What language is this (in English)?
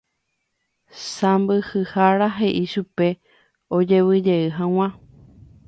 Guarani